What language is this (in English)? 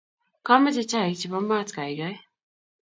Kalenjin